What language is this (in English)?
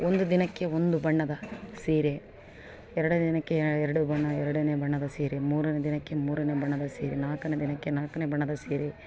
Kannada